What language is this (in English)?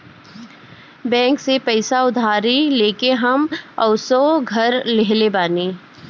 Bhojpuri